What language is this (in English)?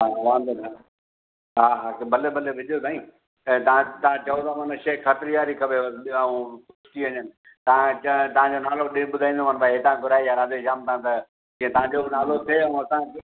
Sindhi